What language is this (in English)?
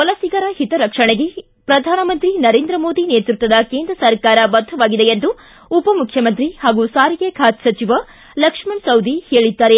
Kannada